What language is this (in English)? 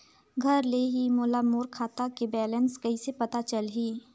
Chhattisgarhi